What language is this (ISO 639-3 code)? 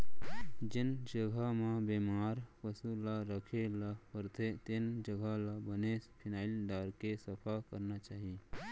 hne